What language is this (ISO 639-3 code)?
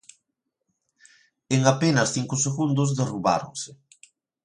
glg